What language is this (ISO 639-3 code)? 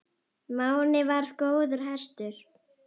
isl